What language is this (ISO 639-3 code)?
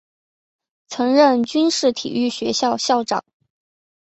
zho